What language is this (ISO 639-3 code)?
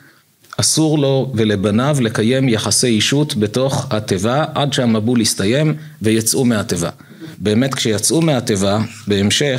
heb